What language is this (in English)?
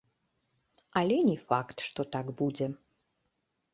Belarusian